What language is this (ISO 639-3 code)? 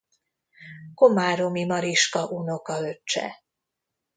hun